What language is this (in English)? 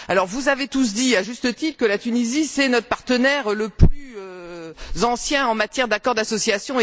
French